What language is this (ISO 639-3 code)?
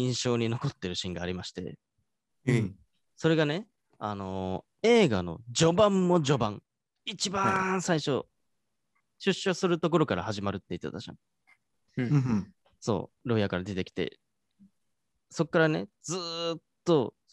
jpn